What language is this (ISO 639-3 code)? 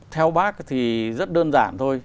vie